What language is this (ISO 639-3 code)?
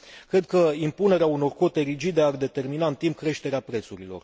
ron